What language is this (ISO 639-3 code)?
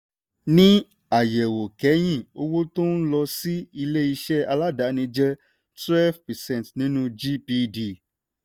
yor